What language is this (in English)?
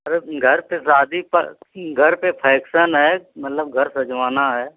Hindi